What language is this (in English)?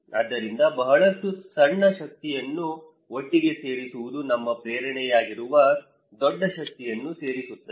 Kannada